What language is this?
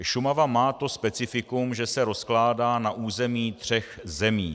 Czech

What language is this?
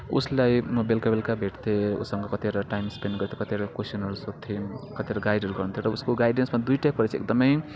Nepali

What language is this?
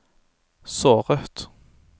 Norwegian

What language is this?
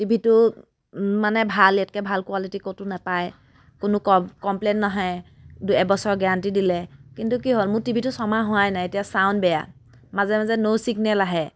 Assamese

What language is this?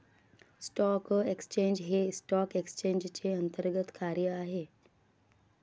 Marathi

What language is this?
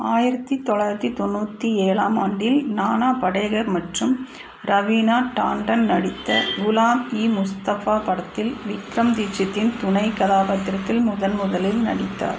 Tamil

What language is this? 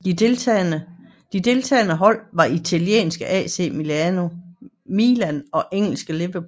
Danish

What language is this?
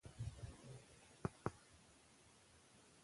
Pashto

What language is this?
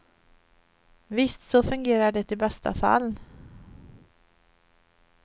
Swedish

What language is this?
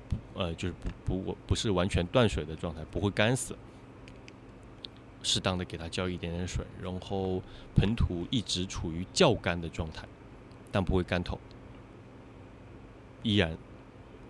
Chinese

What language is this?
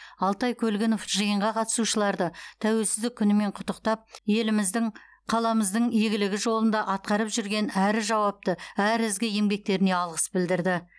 Kazakh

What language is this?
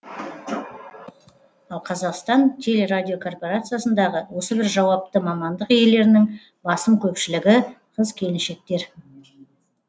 Kazakh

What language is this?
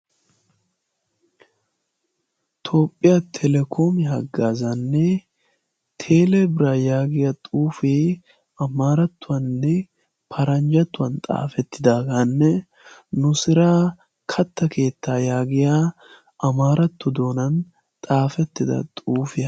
Wolaytta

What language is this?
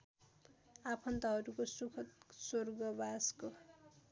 Nepali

